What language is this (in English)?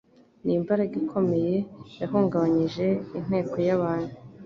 Kinyarwanda